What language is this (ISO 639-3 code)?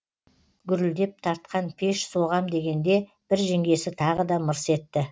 kaz